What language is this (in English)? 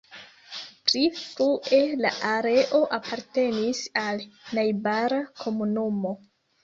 Esperanto